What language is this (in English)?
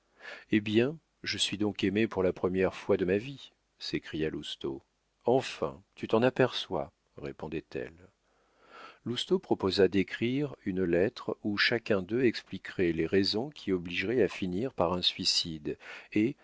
French